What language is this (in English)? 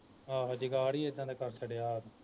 Punjabi